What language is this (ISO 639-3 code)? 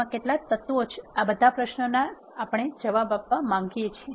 guj